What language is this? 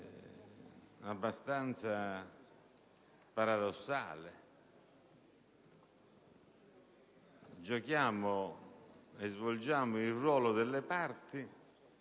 Italian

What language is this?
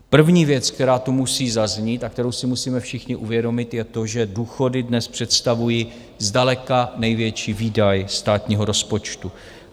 Czech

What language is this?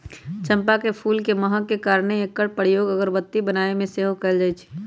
Magahi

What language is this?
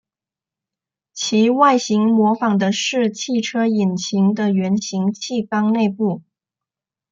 Chinese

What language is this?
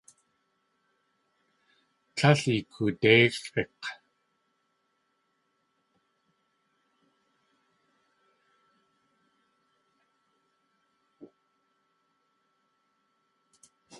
Tlingit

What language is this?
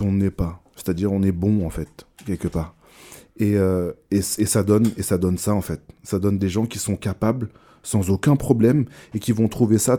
French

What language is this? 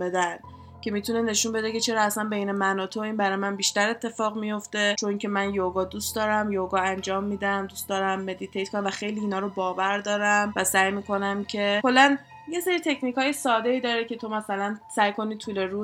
Persian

